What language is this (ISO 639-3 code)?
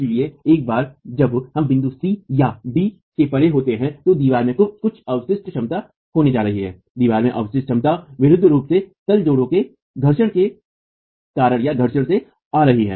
hin